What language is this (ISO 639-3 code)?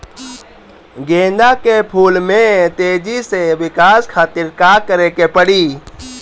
bho